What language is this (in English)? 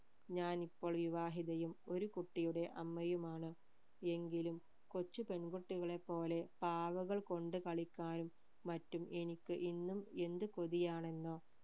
Malayalam